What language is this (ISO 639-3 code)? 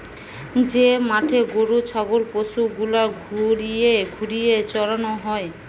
ben